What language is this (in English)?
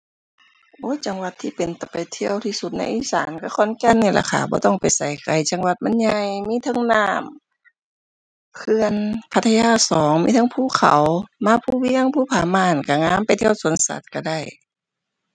Thai